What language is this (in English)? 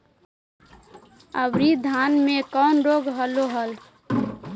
Magahi